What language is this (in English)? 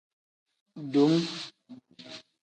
Tem